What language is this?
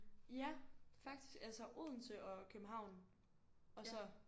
Danish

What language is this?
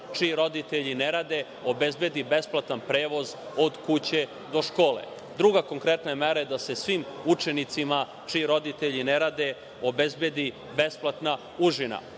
Serbian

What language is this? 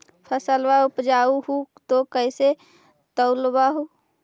Magahi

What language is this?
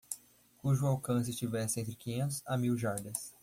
Portuguese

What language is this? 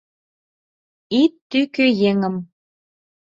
Mari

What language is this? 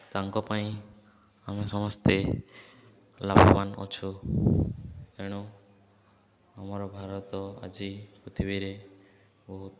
Odia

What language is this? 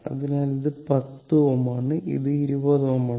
Malayalam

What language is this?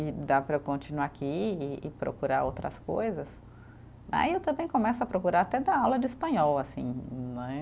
Portuguese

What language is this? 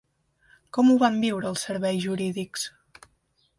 Catalan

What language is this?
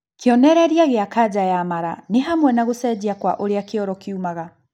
Kikuyu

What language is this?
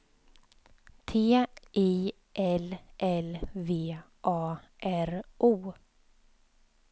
Swedish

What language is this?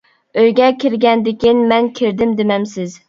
Uyghur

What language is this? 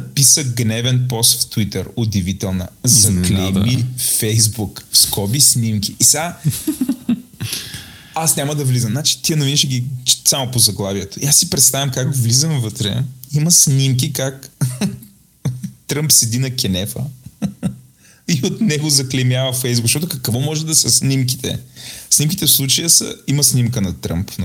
Bulgarian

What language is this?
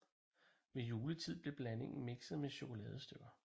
Danish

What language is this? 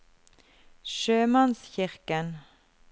Norwegian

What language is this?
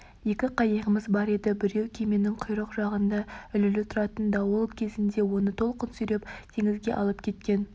Kazakh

